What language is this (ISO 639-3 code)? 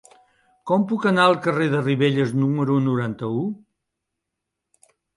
cat